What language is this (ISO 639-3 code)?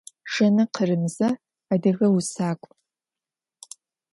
ady